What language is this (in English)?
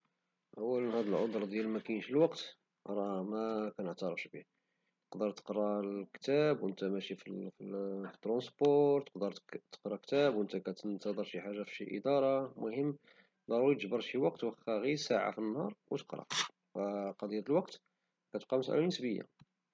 Moroccan Arabic